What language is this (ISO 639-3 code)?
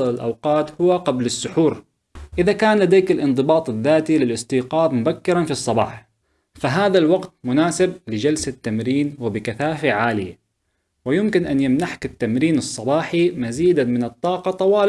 ara